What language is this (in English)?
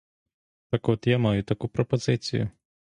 Ukrainian